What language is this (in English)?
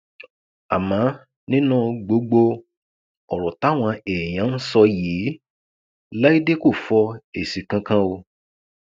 Yoruba